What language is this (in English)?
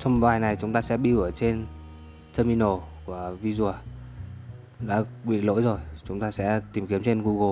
Vietnamese